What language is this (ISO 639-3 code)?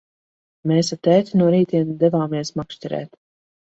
lav